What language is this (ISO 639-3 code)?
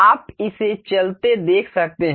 hin